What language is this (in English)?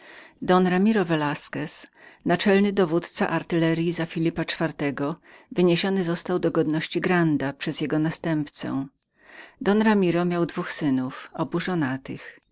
Polish